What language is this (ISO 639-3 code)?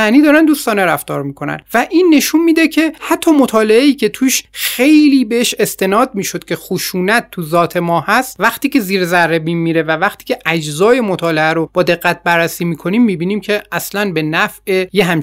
fas